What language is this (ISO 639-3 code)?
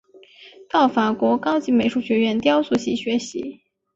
zho